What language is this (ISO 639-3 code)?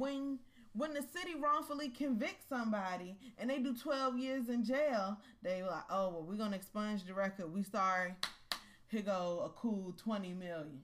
eng